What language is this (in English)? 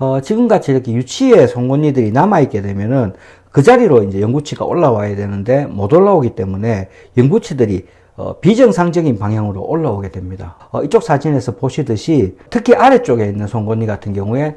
Korean